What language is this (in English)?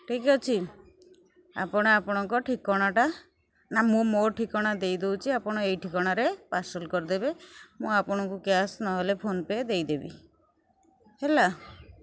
Odia